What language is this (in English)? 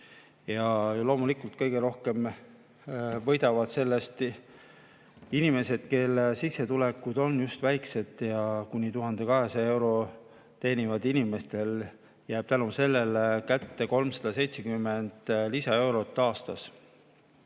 Estonian